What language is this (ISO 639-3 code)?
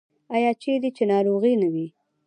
pus